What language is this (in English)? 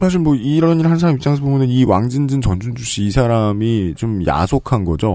Korean